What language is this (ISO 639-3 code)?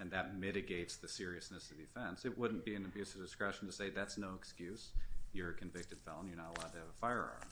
eng